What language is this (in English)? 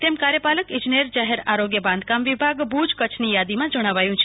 Gujarati